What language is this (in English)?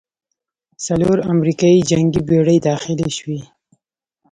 Pashto